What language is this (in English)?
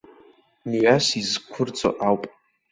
Abkhazian